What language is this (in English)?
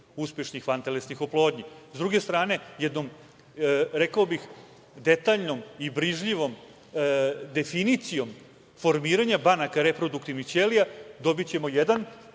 Serbian